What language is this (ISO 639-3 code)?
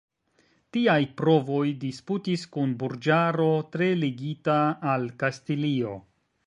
epo